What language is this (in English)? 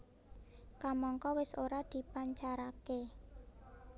Javanese